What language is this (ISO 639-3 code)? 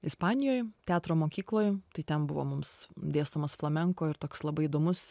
lit